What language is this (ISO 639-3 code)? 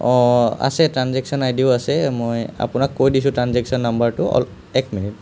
asm